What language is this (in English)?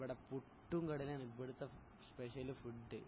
Malayalam